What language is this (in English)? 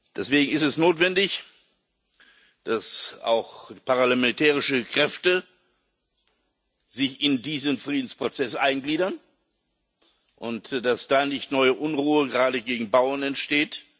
German